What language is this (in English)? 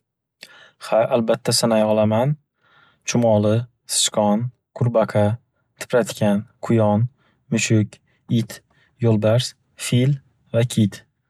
Uzbek